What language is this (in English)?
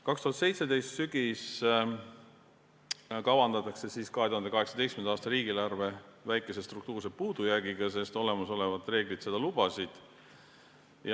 Estonian